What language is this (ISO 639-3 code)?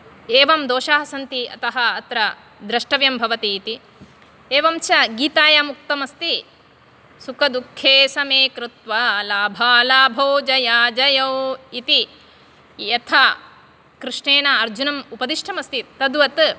san